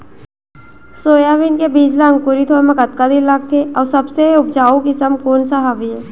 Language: Chhattisgarhi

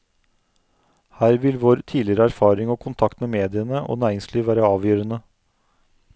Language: Norwegian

